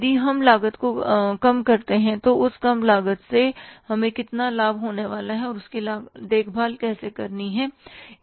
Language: Hindi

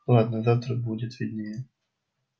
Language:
Russian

